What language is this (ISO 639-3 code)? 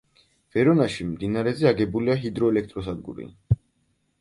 kat